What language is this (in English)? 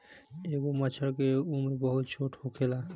Bhojpuri